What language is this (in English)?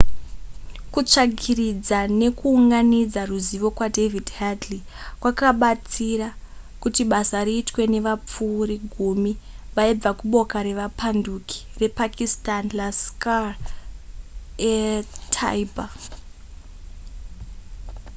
Shona